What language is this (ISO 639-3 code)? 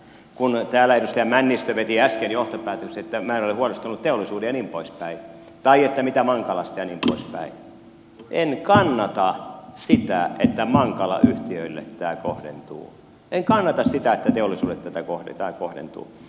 fin